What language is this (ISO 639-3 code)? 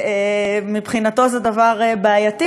heb